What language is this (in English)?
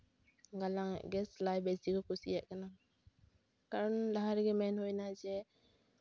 Santali